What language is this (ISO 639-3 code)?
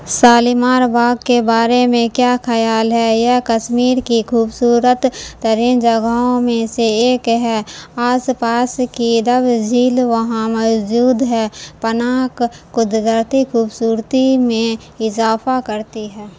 urd